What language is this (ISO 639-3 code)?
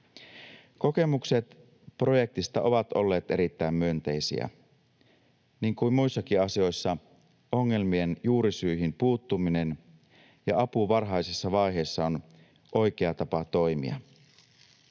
fin